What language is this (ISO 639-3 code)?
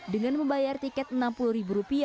ind